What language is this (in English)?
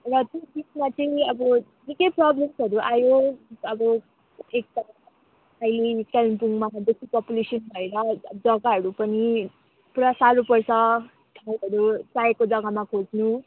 Nepali